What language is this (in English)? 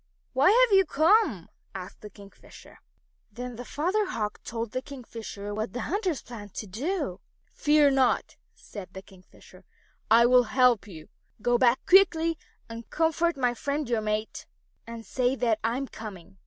English